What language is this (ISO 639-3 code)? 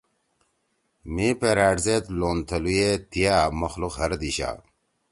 trw